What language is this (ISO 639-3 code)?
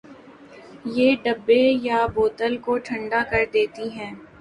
urd